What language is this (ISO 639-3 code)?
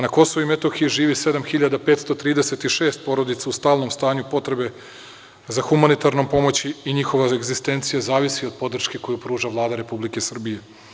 srp